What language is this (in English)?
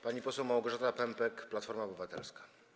Polish